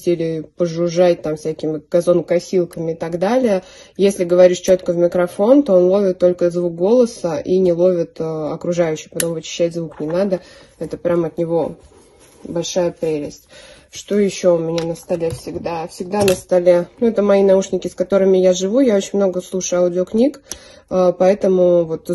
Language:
Russian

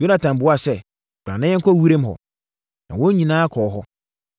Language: Akan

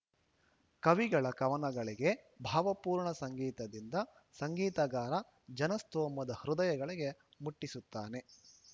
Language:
Kannada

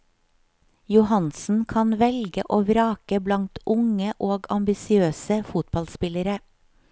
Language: Norwegian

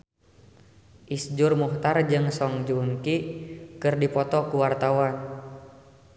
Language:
Sundanese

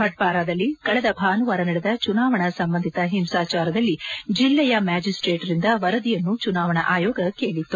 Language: Kannada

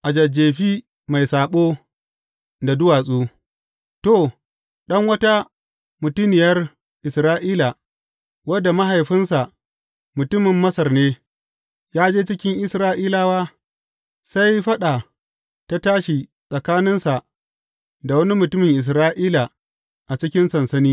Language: Hausa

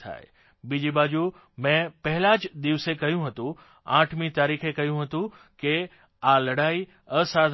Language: Gujarati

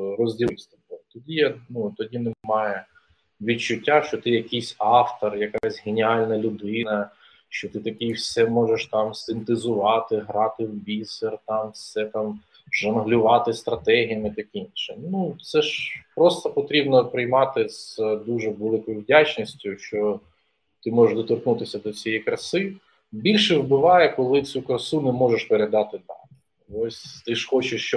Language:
Ukrainian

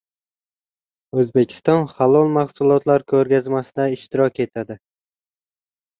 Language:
Uzbek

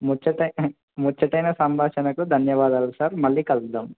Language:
Telugu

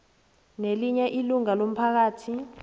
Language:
South Ndebele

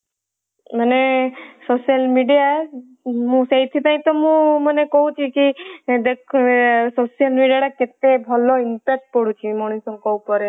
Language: Odia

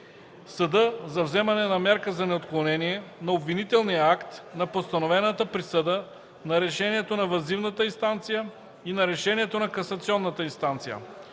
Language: Bulgarian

